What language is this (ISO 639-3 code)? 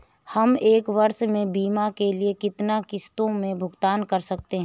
hin